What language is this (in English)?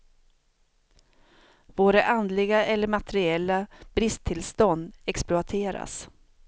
Swedish